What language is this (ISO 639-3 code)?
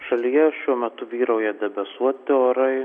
lit